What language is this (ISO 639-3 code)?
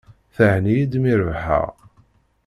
kab